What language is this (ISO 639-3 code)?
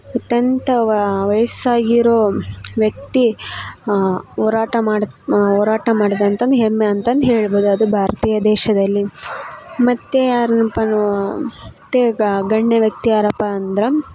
kan